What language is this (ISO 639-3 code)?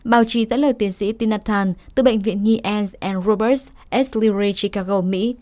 vie